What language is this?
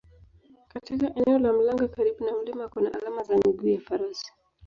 Swahili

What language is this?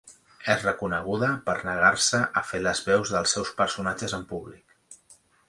Catalan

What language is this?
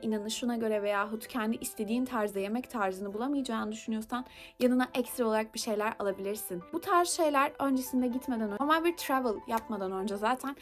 Turkish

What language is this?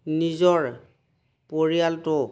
Assamese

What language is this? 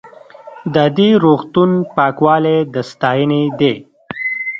Pashto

